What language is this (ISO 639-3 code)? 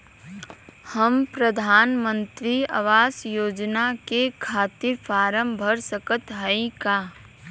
bho